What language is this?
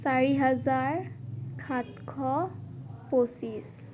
Assamese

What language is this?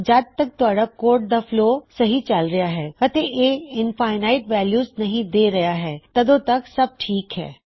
Punjabi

